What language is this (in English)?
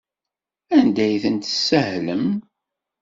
Kabyle